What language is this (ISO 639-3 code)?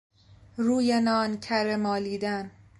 fas